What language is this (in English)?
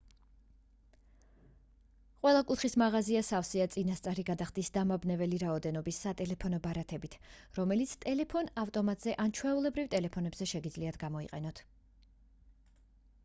Georgian